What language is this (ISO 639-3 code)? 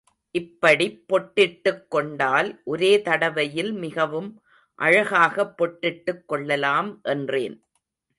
tam